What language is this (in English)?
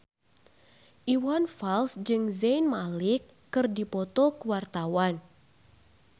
Sundanese